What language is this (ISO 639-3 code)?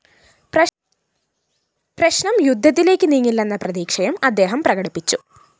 mal